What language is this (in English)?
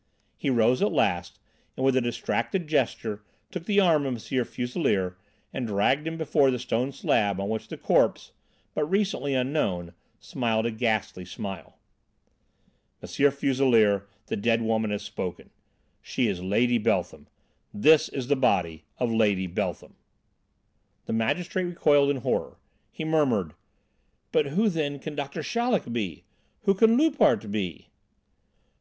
English